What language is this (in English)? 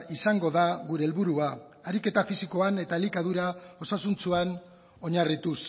Basque